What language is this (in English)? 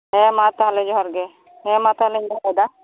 Santali